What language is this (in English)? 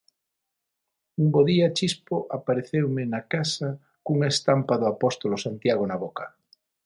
Galician